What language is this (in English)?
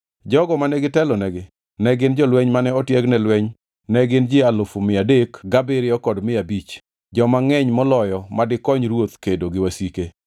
Luo (Kenya and Tanzania)